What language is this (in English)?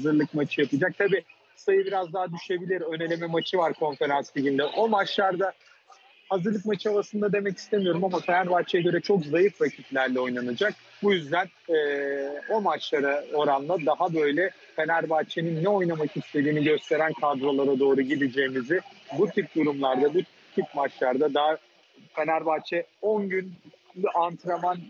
Turkish